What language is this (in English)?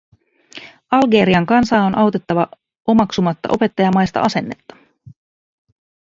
Finnish